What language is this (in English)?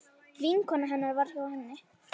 Icelandic